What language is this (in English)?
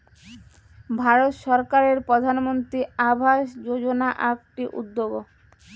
Bangla